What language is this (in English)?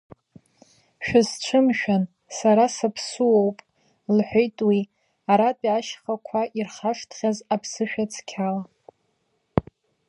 Abkhazian